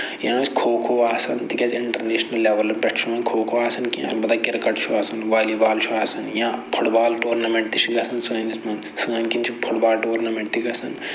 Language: Kashmiri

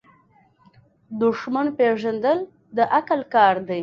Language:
Pashto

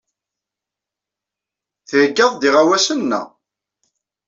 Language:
Kabyle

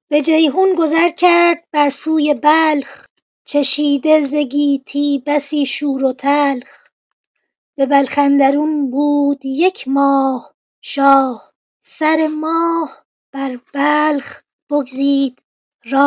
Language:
Persian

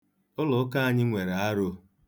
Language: Igbo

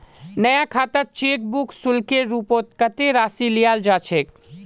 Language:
Magahi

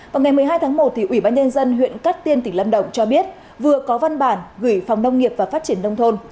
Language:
Vietnamese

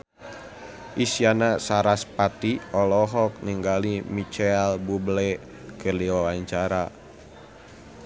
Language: Sundanese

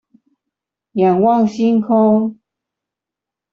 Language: Chinese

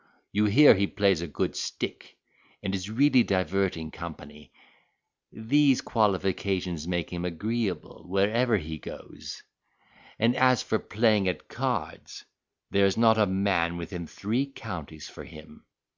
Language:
English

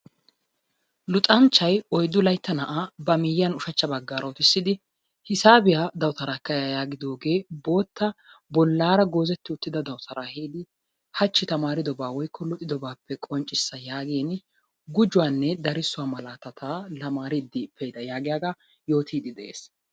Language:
Wolaytta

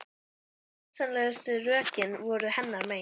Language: Icelandic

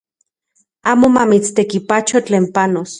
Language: Central Puebla Nahuatl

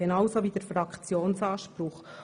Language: Swiss German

